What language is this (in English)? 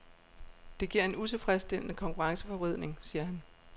Danish